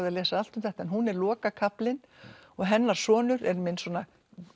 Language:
Icelandic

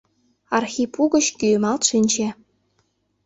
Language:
Mari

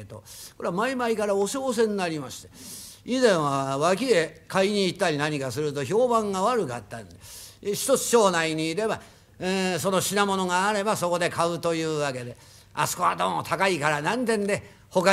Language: Japanese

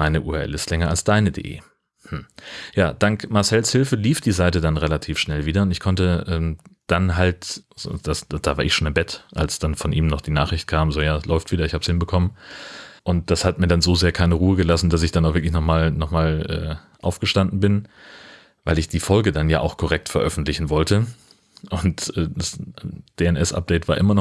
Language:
German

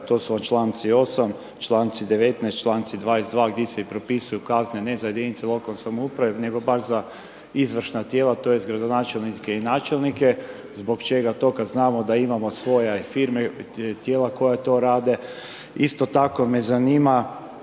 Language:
Croatian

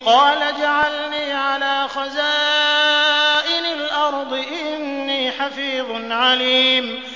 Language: Arabic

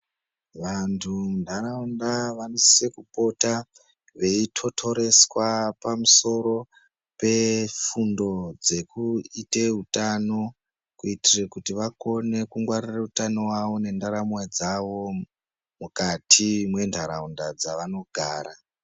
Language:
Ndau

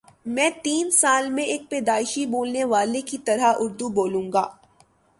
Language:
Urdu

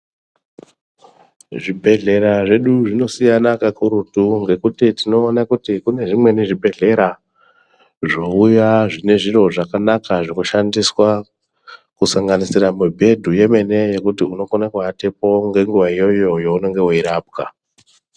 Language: Ndau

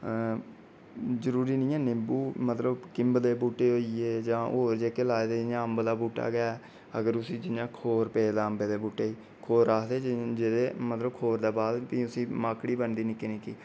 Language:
Dogri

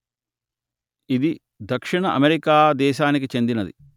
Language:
Telugu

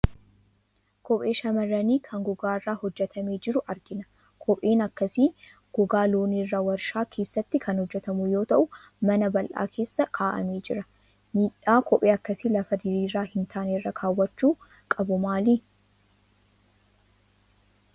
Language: Oromo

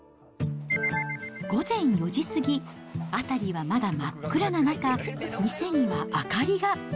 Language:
Japanese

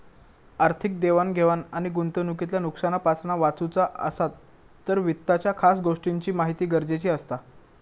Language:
Marathi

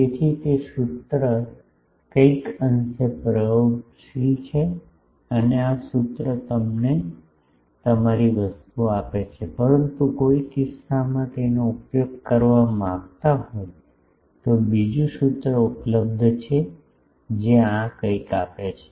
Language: Gujarati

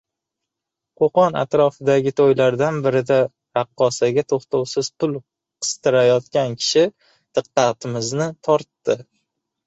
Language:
Uzbek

